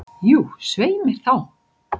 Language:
Icelandic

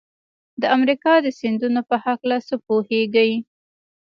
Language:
Pashto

